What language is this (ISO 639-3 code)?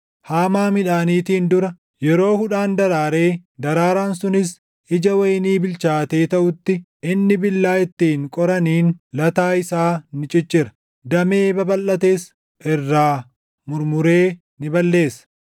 orm